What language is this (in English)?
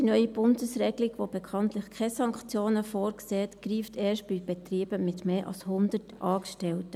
Swiss German